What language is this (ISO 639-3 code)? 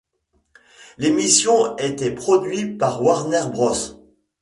fra